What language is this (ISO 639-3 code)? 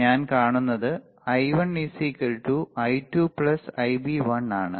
mal